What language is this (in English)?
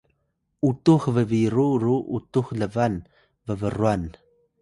Atayal